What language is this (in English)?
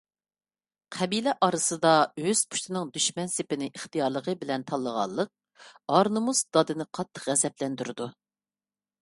Uyghur